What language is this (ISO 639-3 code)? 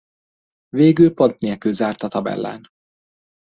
hun